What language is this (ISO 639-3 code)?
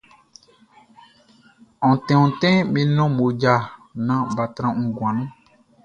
bci